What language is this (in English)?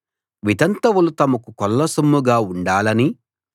Telugu